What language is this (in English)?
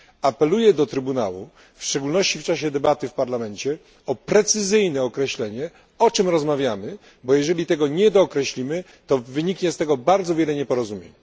Polish